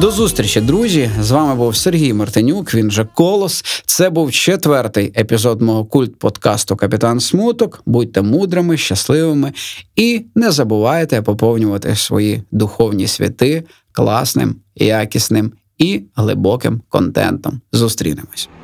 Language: Ukrainian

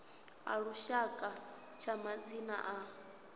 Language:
Venda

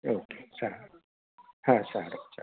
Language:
Gujarati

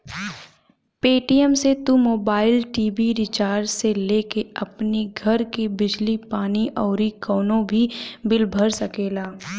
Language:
Bhojpuri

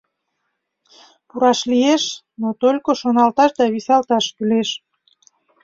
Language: Mari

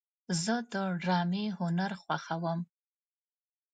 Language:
Pashto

